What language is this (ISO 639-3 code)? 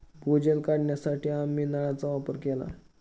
mar